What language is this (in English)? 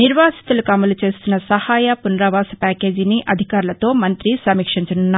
Telugu